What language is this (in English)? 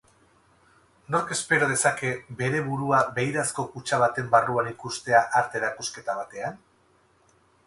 Basque